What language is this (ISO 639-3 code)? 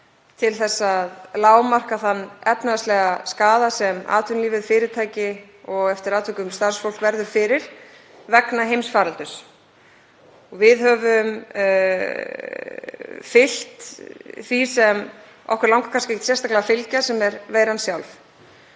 isl